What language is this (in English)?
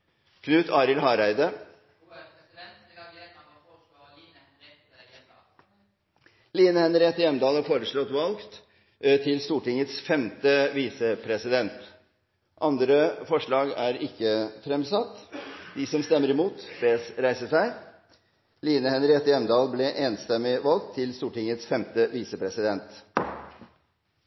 Norwegian